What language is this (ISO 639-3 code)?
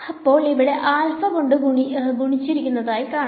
mal